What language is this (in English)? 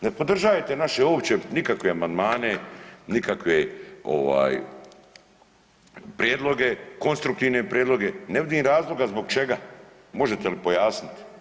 Croatian